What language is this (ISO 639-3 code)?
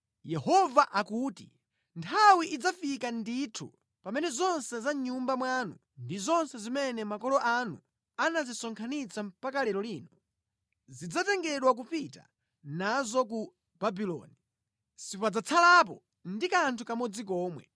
nya